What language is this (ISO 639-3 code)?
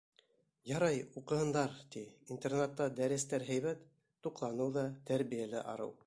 bak